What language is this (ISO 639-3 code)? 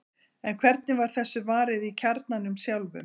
isl